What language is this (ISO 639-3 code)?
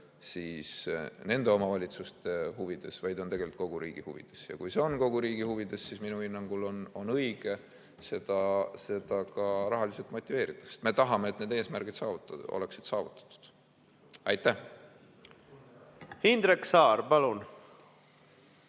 est